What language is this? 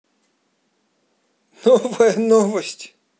Russian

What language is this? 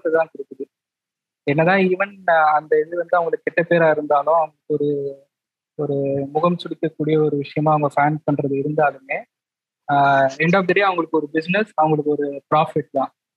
Tamil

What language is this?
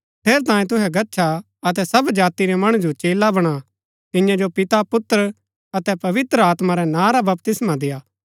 Gaddi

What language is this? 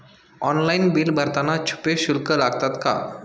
Marathi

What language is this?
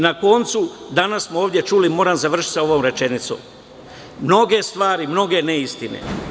Serbian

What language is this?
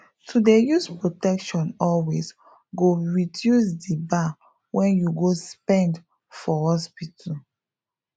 Nigerian Pidgin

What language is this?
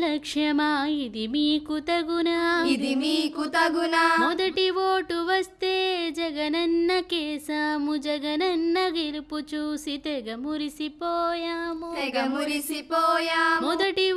Telugu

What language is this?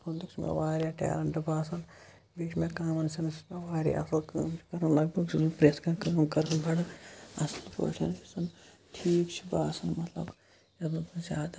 Kashmiri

